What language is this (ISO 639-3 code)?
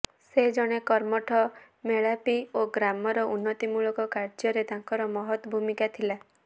ori